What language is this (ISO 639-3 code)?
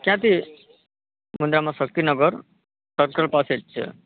guj